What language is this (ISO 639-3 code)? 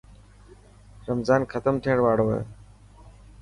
mki